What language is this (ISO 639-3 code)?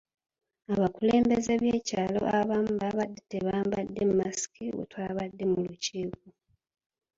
lug